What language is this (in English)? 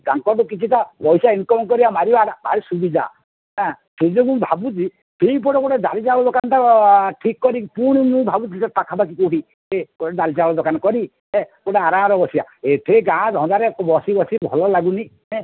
Odia